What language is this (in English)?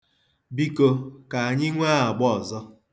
Igbo